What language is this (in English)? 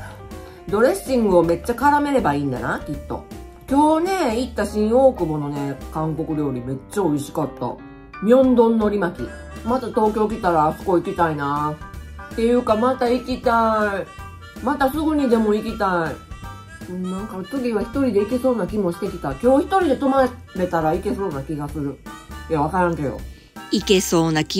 Japanese